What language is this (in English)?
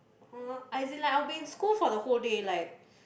English